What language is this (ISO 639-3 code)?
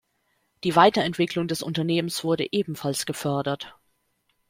deu